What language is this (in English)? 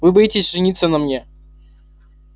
Russian